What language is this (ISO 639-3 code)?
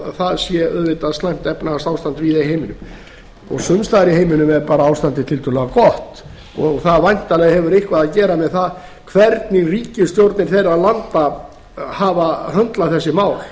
isl